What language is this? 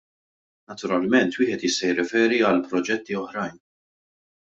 Maltese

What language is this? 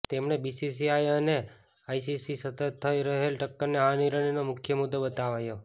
Gujarati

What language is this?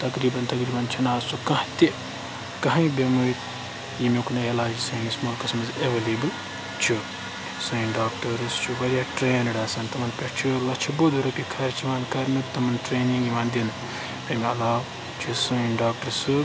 Kashmiri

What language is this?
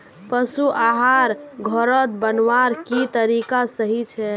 Magahi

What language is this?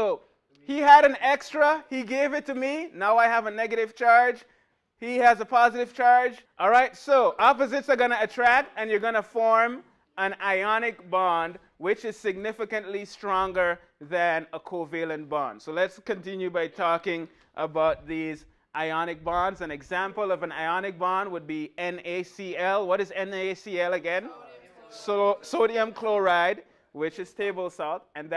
English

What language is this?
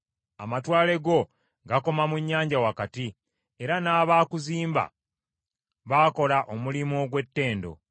Ganda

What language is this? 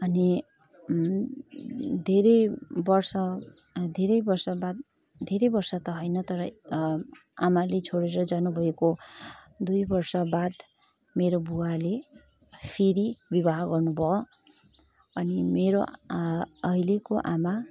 Nepali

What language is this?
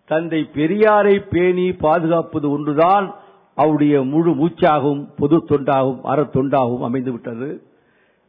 Tamil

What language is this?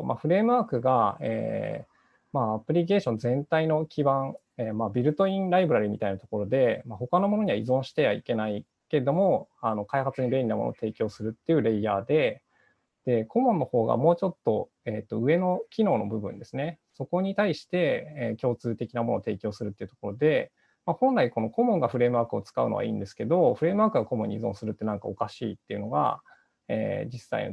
Japanese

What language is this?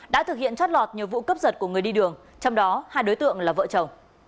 Vietnamese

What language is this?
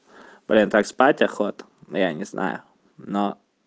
Russian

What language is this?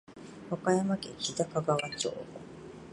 Japanese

